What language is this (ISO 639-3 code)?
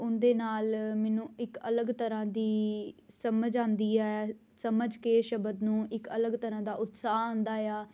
pan